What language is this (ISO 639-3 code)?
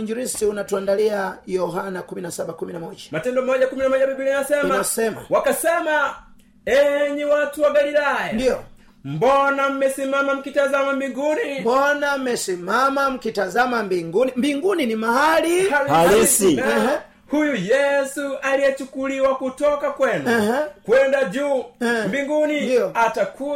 swa